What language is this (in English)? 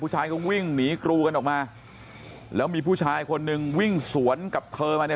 Thai